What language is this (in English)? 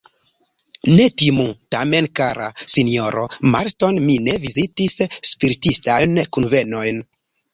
Esperanto